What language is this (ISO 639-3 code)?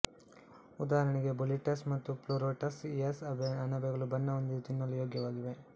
kan